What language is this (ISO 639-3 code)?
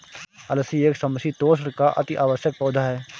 hin